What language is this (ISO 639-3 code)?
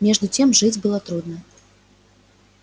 rus